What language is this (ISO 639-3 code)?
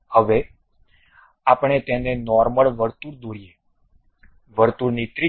guj